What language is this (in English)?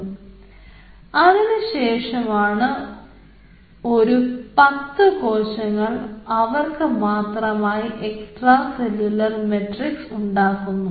Malayalam